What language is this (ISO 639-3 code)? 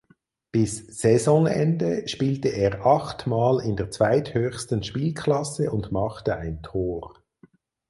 deu